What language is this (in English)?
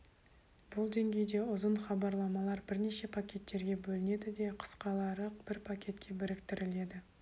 Kazakh